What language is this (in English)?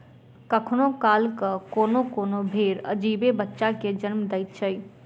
Maithili